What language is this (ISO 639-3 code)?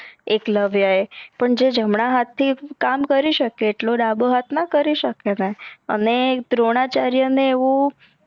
guj